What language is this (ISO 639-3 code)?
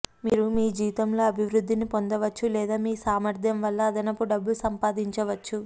tel